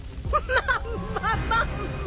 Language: Japanese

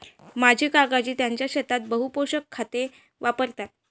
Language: Marathi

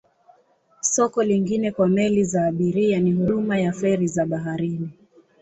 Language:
Swahili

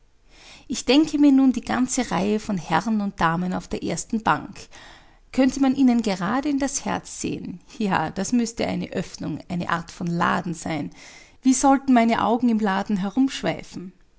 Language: German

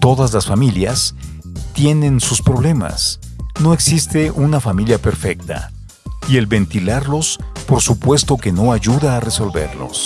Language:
Spanish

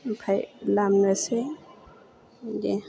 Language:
Bodo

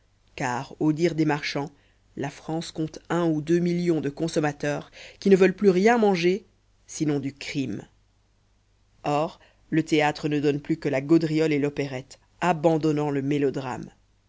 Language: French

